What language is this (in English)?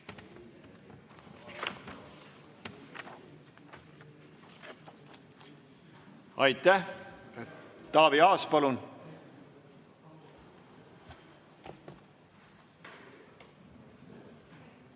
Estonian